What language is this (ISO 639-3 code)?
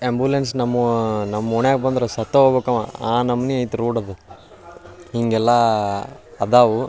kan